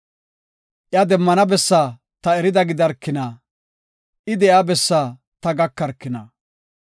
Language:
Gofa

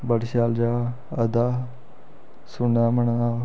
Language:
Dogri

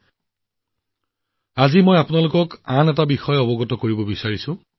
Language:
Assamese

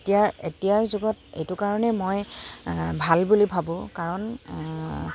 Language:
Assamese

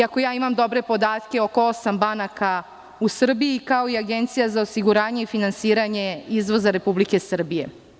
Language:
Serbian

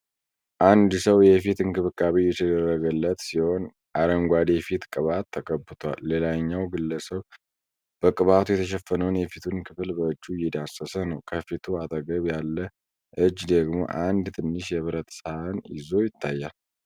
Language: Amharic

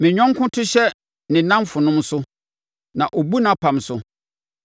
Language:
Akan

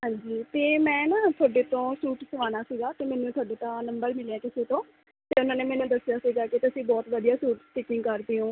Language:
Punjabi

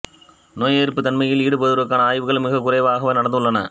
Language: Tamil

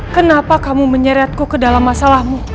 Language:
Indonesian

